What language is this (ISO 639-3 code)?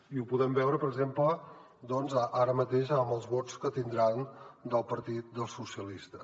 cat